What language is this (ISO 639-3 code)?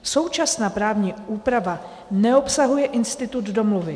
ces